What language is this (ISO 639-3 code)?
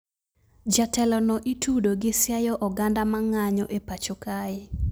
luo